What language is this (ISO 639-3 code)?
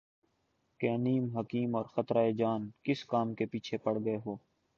urd